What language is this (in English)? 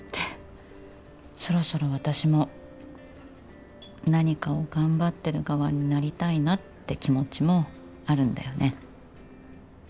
Japanese